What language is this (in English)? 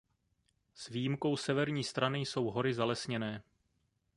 Czech